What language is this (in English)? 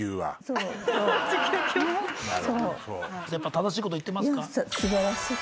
Japanese